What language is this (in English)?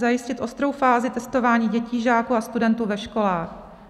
Czech